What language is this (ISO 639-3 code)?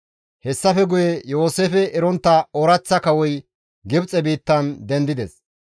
gmv